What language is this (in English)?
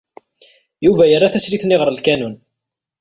Kabyle